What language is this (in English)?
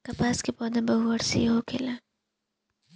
Bhojpuri